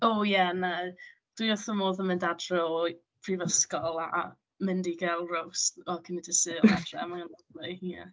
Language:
Welsh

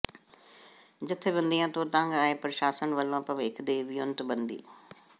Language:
Punjabi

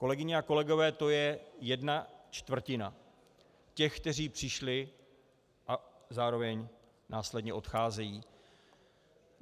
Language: Czech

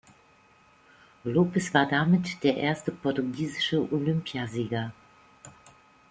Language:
German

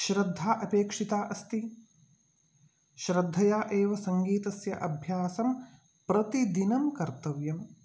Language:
Sanskrit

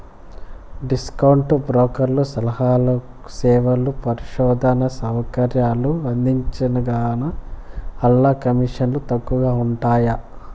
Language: Telugu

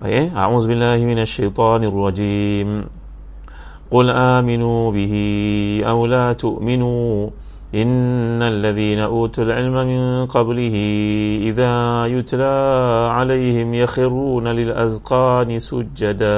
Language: Malay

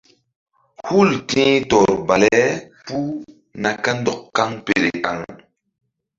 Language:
Mbum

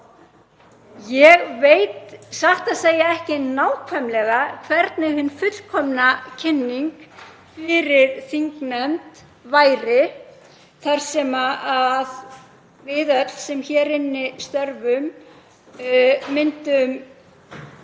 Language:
Icelandic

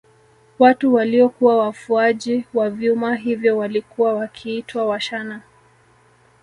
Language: Swahili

